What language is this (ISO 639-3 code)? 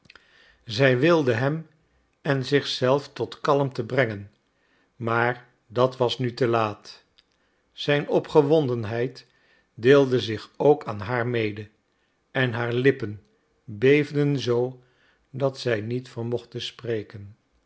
nld